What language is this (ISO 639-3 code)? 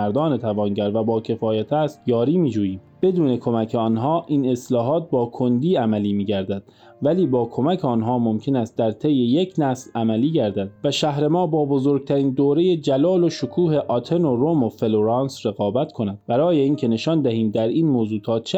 fas